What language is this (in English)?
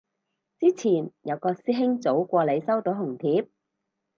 Cantonese